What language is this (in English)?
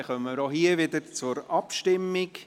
Swiss German